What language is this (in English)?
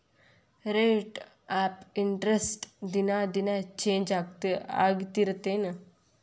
Kannada